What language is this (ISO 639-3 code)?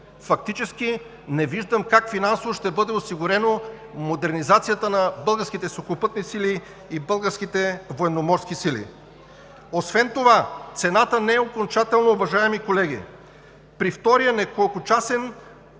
bul